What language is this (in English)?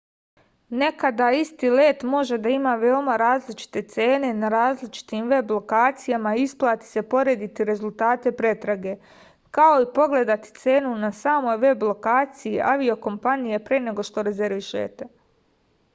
Serbian